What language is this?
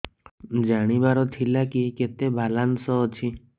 Odia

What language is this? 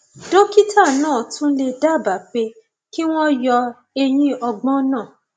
Yoruba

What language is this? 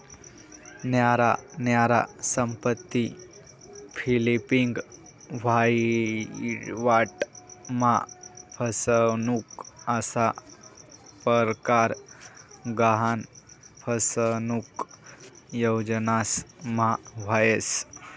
Marathi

